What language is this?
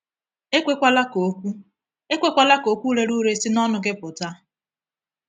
Igbo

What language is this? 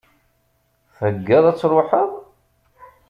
Kabyle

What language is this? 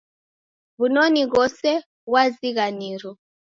Taita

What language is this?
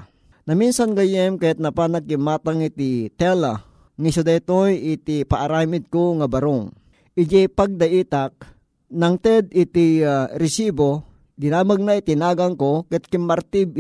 Filipino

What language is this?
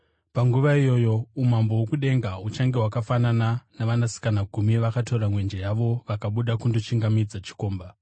Shona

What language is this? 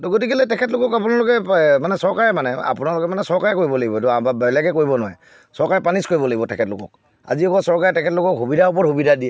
Assamese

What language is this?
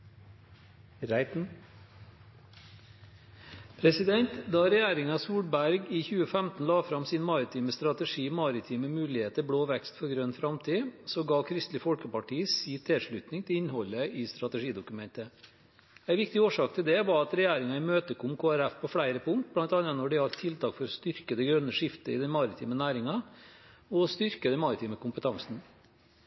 Norwegian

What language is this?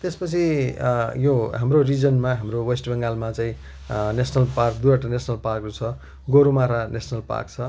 Nepali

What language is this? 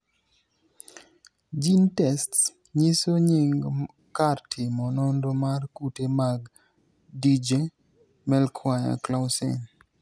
Luo (Kenya and Tanzania)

